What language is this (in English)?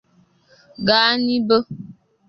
Igbo